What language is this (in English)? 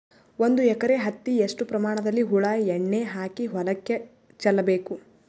Kannada